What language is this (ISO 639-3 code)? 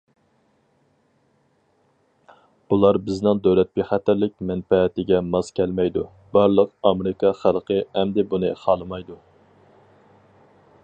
uig